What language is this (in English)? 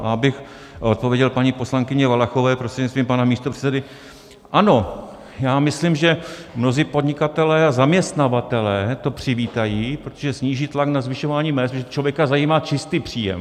Czech